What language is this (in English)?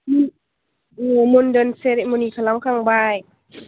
Bodo